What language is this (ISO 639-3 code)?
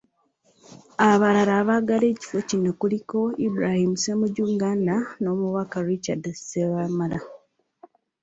lug